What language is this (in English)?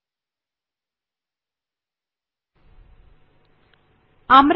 Bangla